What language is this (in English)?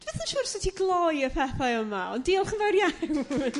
Welsh